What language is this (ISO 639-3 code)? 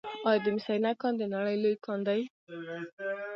pus